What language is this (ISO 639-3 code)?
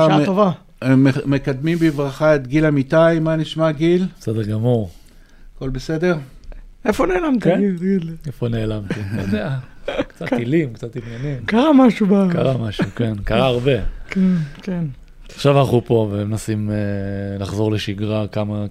heb